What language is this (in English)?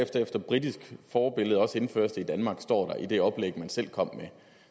Danish